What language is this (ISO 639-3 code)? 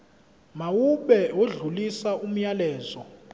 zul